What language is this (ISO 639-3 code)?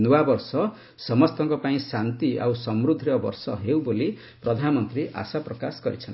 ori